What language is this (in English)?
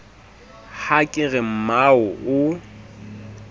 Southern Sotho